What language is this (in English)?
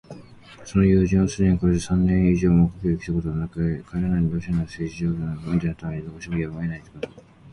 Japanese